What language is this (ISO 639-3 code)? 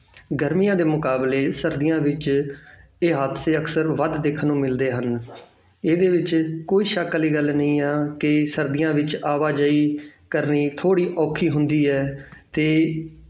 pan